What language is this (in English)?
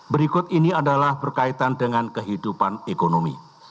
Indonesian